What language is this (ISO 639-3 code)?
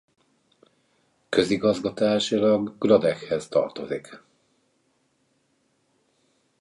hun